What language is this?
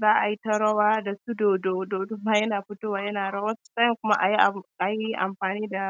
Hausa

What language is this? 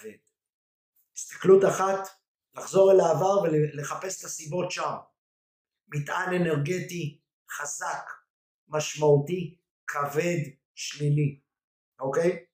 Hebrew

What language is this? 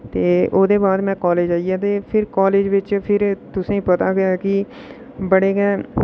Dogri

